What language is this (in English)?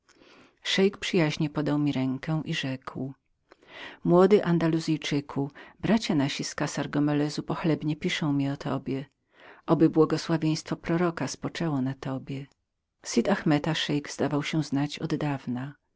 Polish